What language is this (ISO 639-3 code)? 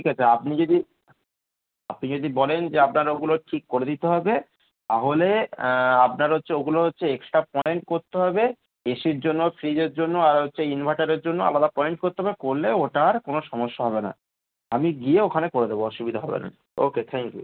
ben